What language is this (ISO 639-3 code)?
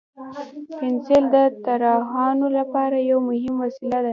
pus